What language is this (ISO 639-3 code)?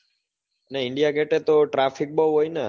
guj